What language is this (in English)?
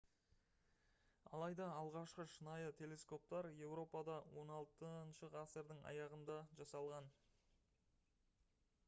Kazakh